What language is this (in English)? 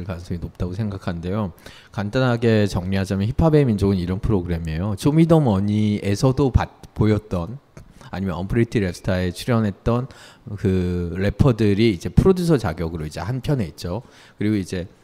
Korean